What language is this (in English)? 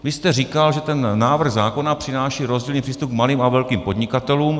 Czech